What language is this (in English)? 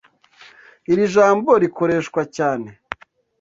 Kinyarwanda